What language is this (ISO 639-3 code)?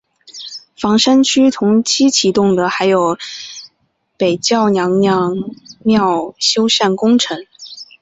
zho